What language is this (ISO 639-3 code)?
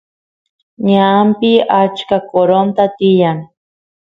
qus